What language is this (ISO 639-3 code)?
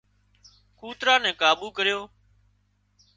kxp